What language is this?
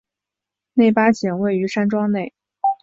Chinese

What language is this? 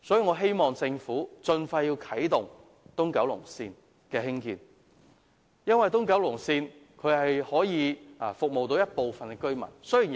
Cantonese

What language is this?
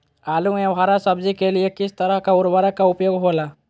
Magahi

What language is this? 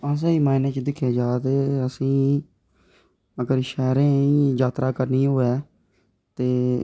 Dogri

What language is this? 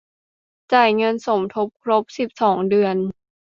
Thai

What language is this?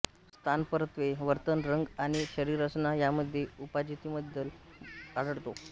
Marathi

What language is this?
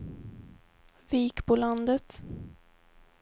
Swedish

